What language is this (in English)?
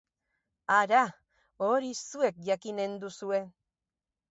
Basque